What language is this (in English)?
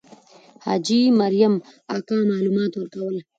Pashto